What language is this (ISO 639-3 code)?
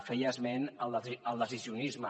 cat